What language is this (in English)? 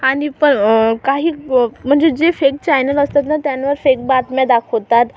Marathi